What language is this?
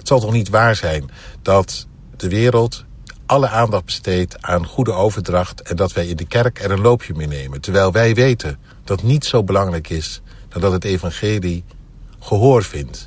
Dutch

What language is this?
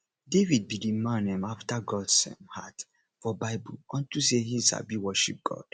Nigerian Pidgin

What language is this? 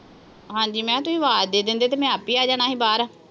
Punjabi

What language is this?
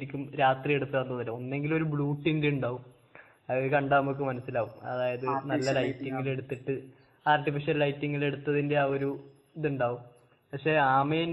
Malayalam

